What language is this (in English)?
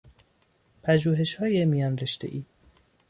Persian